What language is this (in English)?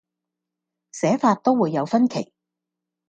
Cantonese